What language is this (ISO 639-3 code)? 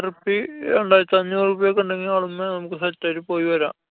mal